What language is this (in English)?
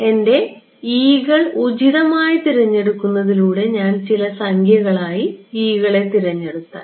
Malayalam